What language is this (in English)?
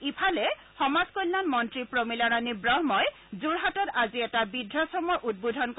Assamese